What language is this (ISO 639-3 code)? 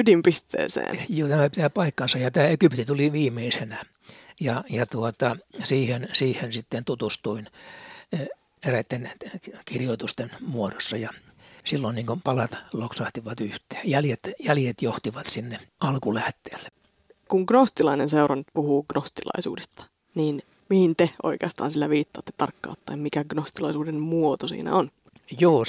fin